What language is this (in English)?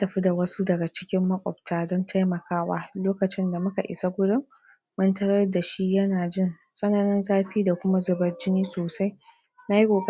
Hausa